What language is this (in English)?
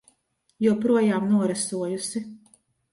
Latvian